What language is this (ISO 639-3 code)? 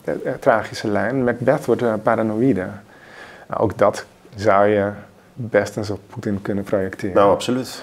nld